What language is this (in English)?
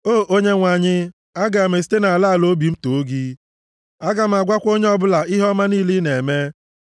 Igbo